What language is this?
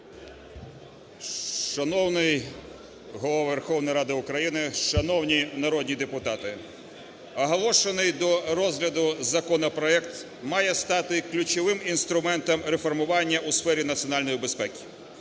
Ukrainian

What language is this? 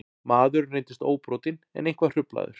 Icelandic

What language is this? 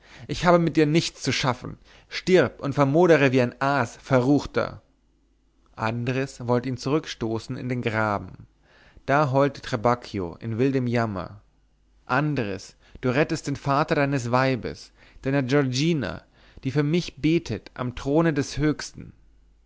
German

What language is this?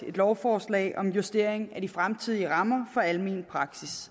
Danish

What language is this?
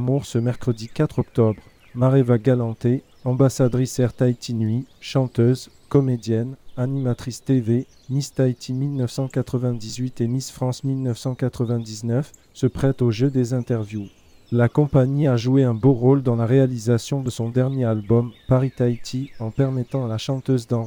French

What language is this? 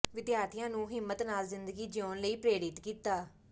Punjabi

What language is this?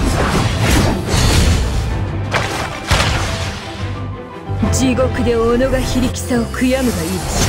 Japanese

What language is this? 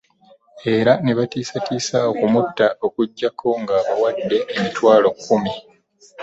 Ganda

